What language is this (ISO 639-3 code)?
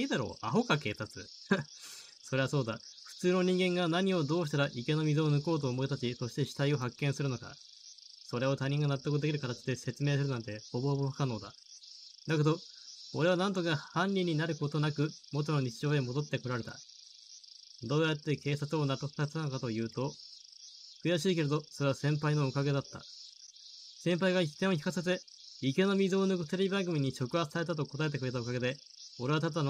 jpn